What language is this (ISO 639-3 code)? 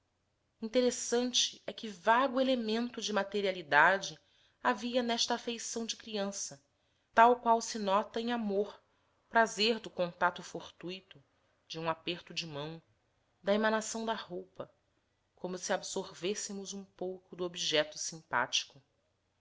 por